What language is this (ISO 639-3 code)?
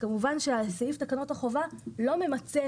heb